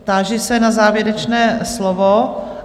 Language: Czech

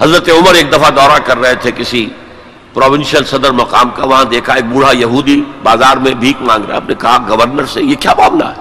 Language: Urdu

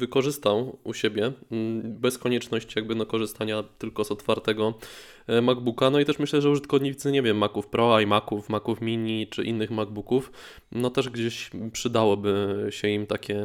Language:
Polish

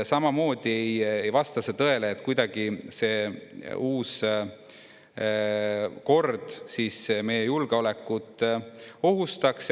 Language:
Estonian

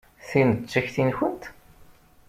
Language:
Kabyle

